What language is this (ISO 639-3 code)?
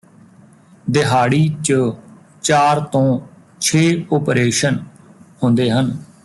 pan